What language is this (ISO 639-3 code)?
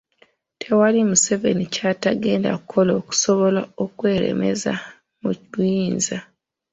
lug